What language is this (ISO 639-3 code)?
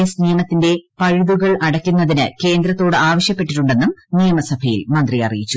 mal